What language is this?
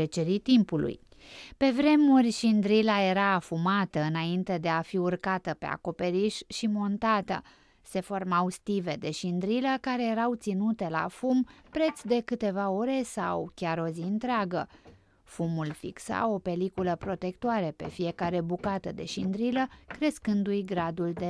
Romanian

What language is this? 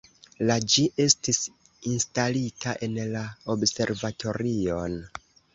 Esperanto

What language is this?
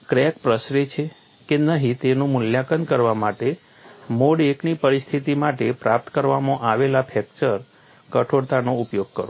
Gujarati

